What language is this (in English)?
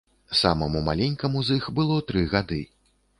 Belarusian